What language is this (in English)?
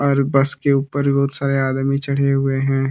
Hindi